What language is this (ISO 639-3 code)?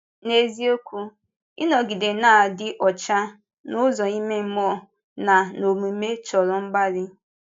ibo